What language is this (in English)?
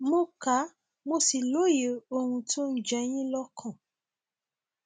Yoruba